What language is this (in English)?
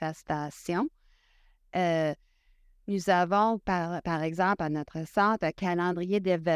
French